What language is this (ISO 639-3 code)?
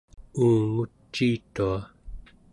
esu